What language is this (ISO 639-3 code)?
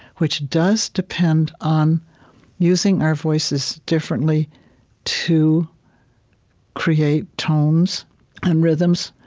eng